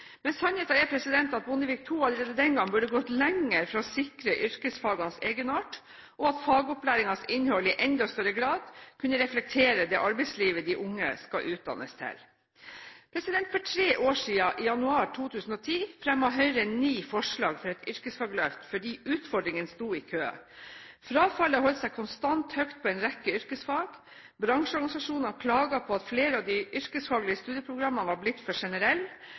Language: Norwegian Bokmål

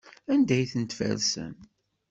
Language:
Kabyle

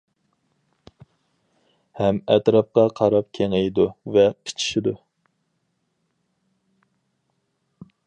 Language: Uyghur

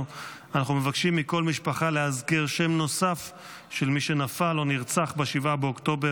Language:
Hebrew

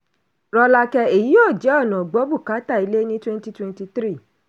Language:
Yoruba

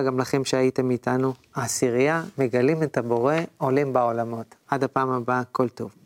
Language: Hebrew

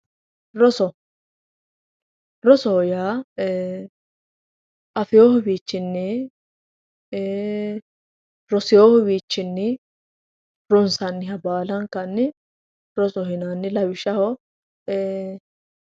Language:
Sidamo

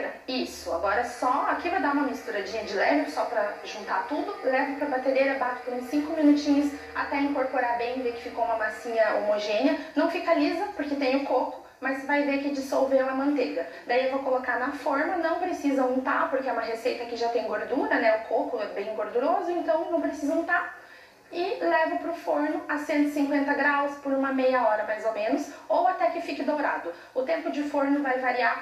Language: Portuguese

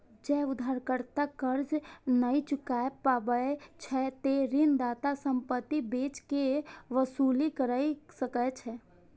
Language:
Maithili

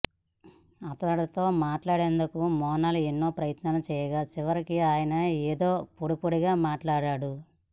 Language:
Telugu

